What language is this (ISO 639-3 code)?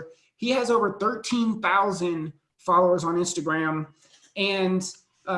eng